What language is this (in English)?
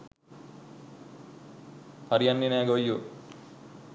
Sinhala